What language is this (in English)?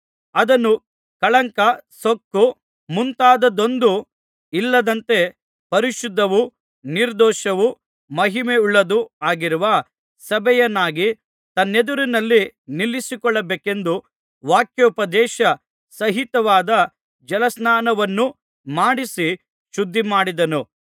Kannada